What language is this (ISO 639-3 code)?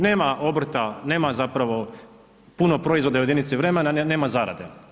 hrv